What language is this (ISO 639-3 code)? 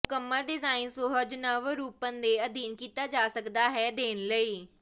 pan